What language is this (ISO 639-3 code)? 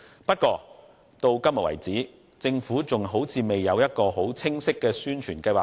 yue